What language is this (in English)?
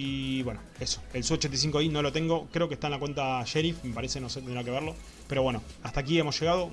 Spanish